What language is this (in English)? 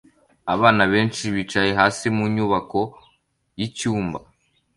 Kinyarwanda